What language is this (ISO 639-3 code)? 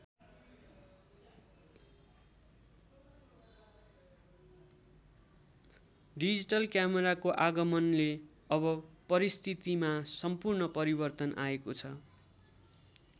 nep